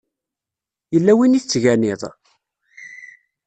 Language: Kabyle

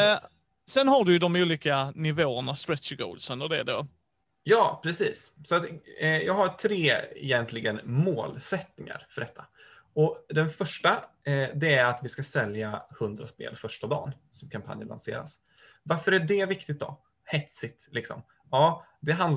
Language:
Swedish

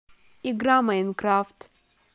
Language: Russian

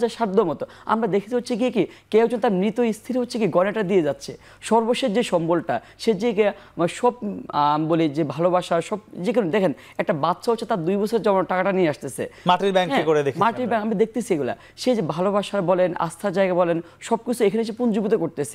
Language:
Bangla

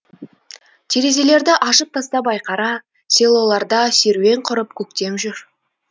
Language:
Kazakh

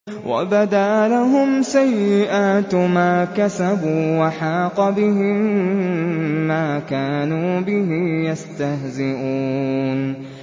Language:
Arabic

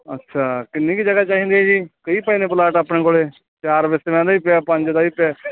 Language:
Punjabi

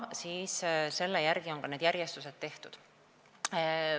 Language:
Estonian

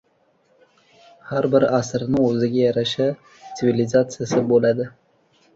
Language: Uzbek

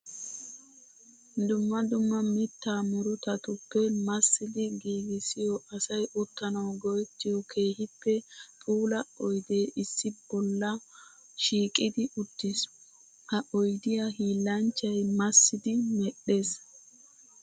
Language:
Wolaytta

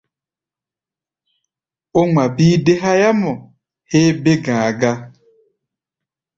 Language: Gbaya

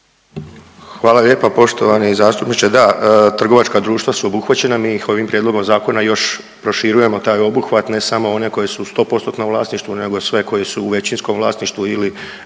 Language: Croatian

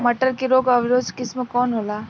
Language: Bhojpuri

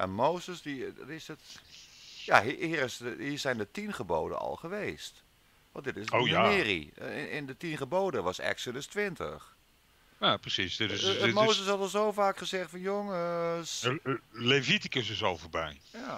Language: Dutch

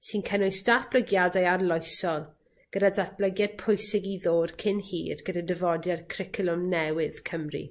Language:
Welsh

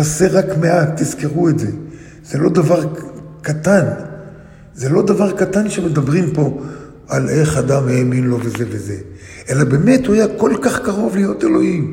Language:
Hebrew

